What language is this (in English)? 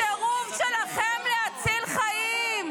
Hebrew